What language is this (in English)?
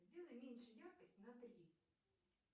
Russian